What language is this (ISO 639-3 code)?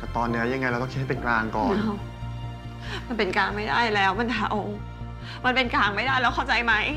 tha